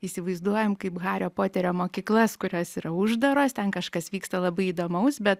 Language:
Lithuanian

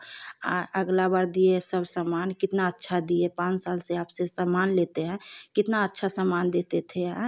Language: Hindi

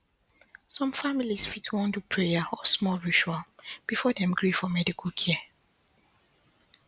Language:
Nigerian Pidgin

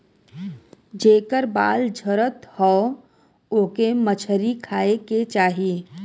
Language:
Bhojpuri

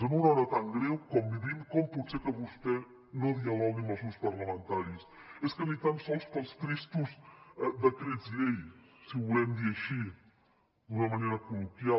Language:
Catalan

